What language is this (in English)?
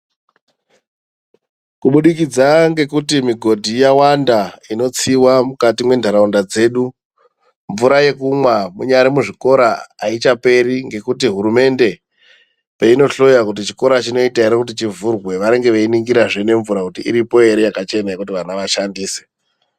Ndau